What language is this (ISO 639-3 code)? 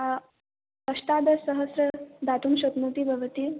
san